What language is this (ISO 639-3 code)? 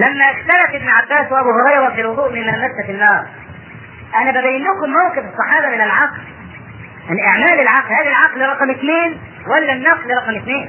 ara